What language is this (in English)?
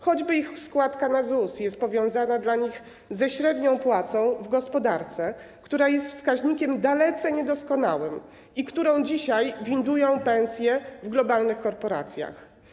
Polish